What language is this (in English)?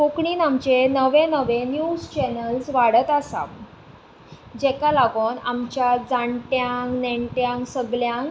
Konkani